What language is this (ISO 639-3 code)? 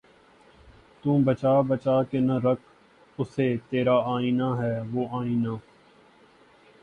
urd